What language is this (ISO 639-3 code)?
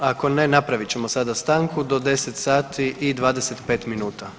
hrv